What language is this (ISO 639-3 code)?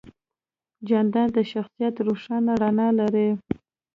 pus